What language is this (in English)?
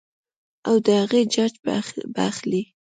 Pashto